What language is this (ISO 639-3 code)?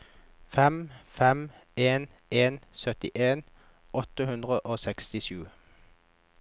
nor